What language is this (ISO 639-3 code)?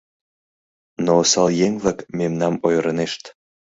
chm